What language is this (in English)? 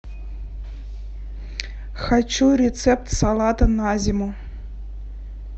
Russian